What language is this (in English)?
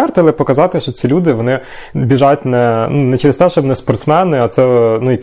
Ukrainian